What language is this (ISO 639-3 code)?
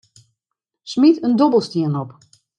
fry